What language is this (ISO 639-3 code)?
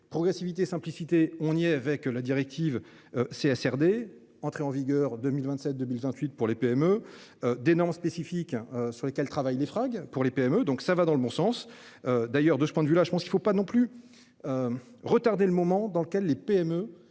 fra